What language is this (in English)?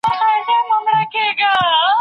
Pashto